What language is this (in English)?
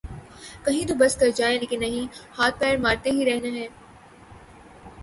Urdu